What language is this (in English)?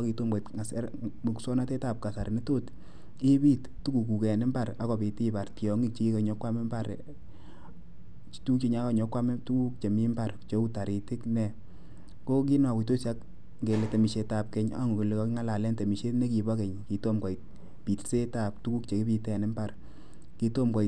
Kalenjin